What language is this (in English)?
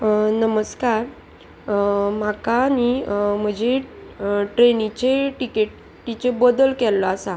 Konkani